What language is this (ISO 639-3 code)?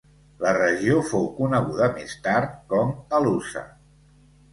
cat